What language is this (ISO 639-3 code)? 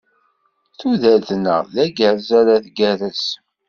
kab